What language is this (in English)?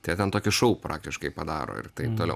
Lithuanian